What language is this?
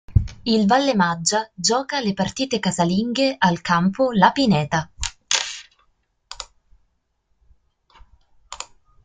Italian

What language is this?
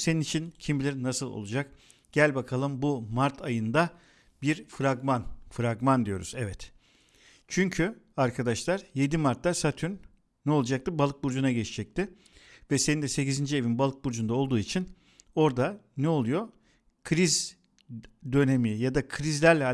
Turkish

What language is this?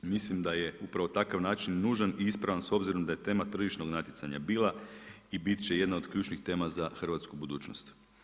Croatian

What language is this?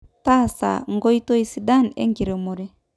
Masai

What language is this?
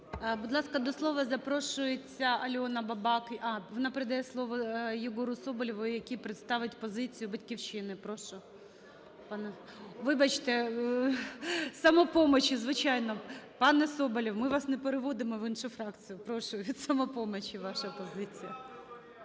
Ukrainian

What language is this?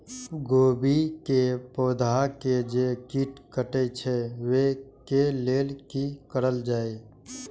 Maithili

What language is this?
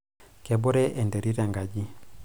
Masai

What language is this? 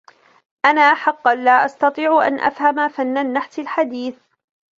Arabic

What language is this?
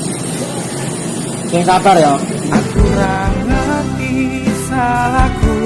Indonesian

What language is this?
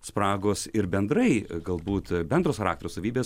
Lithuanian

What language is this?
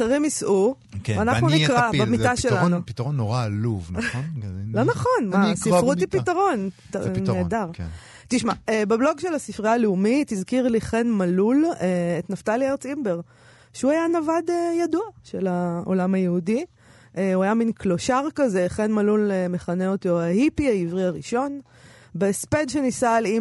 Hebrew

